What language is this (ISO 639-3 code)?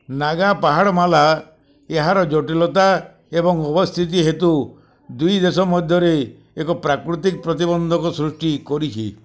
ori